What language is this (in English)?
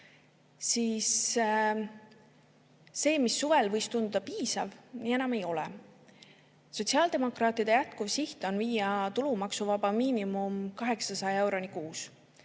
Estonian